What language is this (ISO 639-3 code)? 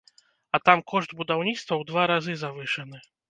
bel